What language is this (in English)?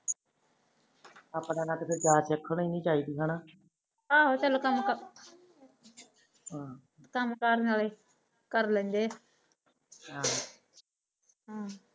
Punjabi